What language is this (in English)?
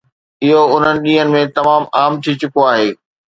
Sindhi